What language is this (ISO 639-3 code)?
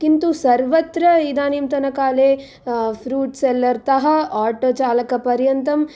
san